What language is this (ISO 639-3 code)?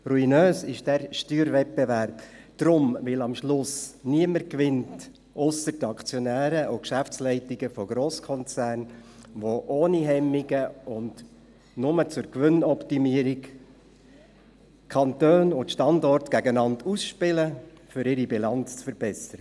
gsw